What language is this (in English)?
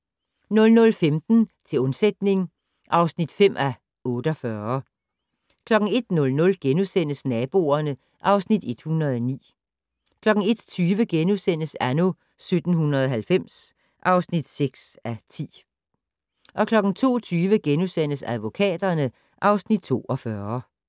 Danish